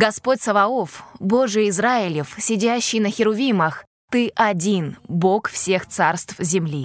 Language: Russian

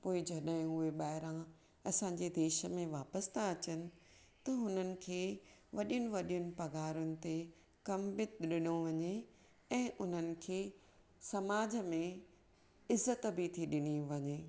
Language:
Sindhi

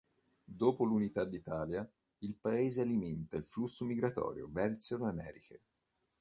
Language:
Italian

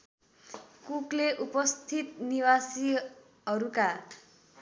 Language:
Nepali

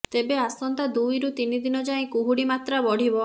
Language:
Odia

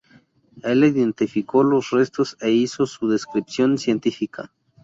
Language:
Spanish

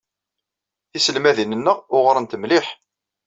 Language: Kabyle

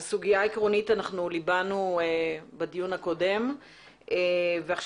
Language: Hebrew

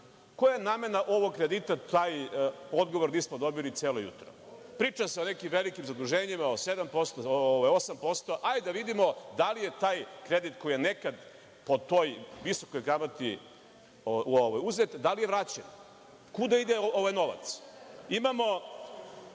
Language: Serbian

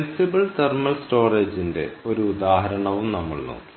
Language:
Malayalam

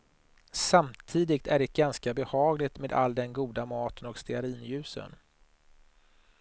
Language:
Swedish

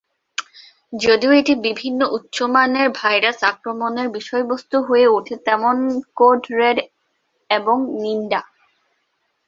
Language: Bangla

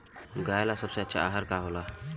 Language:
Bhojpuri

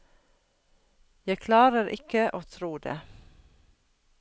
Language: Norwegian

